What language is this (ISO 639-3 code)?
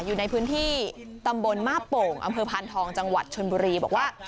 tha